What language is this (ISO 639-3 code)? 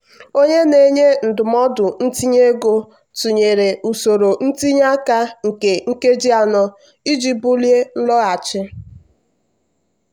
ibo